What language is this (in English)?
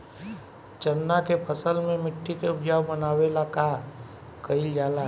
Bhojpuri